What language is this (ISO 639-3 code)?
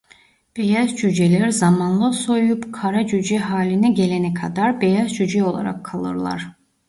tur